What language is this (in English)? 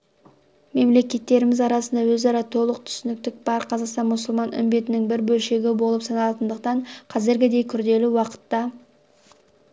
Kazakh